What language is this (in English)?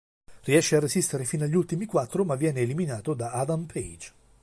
Italian